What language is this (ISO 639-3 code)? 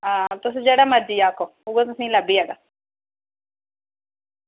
doi